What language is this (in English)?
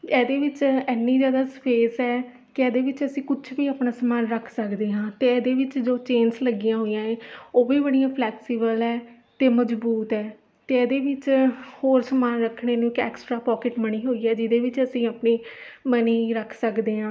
Punjabi